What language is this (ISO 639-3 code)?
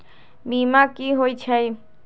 mag